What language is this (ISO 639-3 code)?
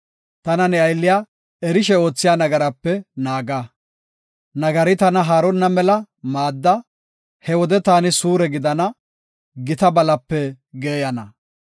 gof